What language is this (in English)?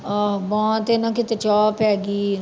Punjabi